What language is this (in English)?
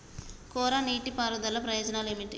Telugu